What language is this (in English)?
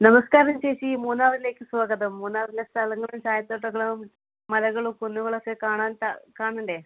Malayalam